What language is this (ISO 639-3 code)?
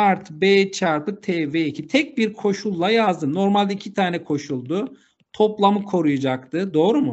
tur